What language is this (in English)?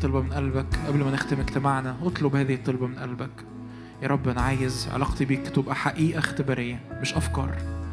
Arabic